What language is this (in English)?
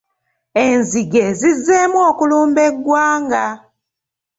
Ganda